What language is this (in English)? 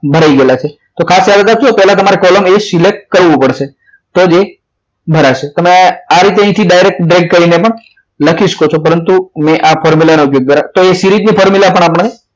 Gujarati